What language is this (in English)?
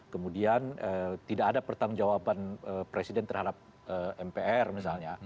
Indonesian